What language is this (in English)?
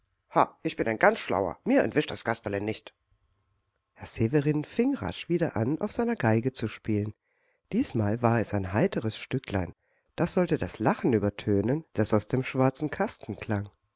German